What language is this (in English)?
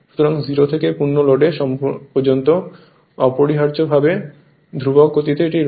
Bangla